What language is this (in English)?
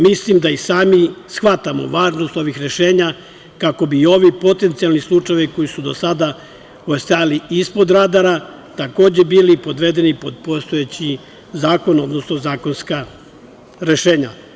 Serbian